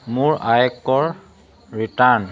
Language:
Assamese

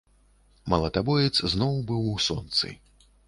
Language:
Belarusian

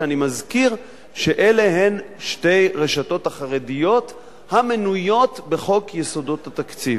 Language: Hebrew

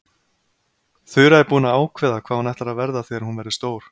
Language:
Icelandic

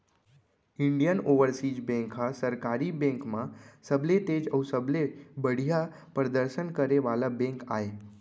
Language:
Chhattisgarhi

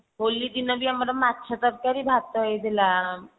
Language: Odia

